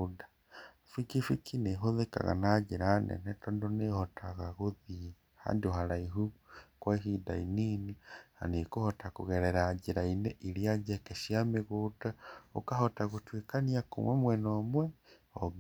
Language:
Kikuyu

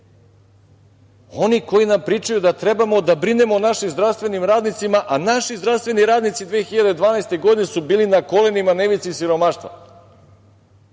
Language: Serbian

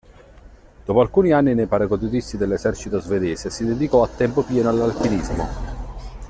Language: Italian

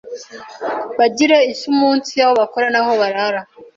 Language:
Kinyarwanda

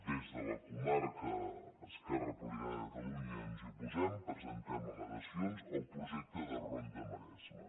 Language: Catalan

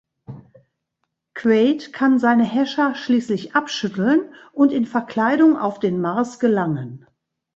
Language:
German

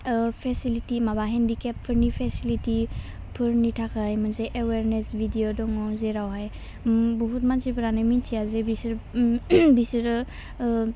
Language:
Bodo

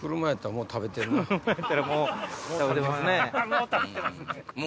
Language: Japanese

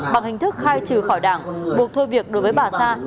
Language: Vietnamese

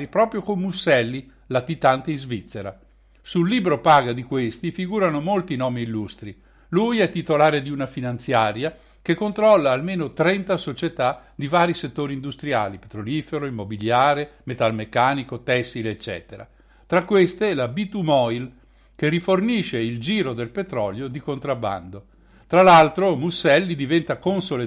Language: Italian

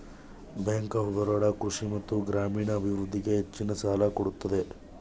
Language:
Kannada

